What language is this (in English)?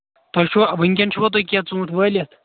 Kashmiri